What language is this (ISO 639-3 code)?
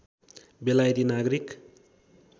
nep